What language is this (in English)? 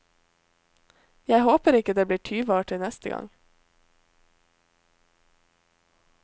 Norwegian